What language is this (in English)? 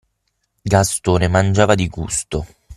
Italian